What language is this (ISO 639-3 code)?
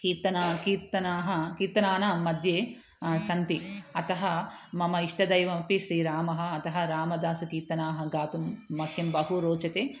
san